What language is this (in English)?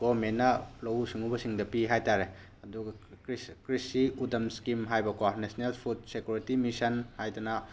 Manipuri